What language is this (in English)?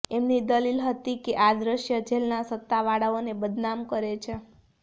Gujarati